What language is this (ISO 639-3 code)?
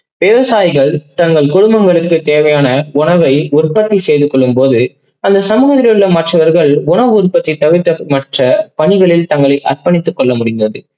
tam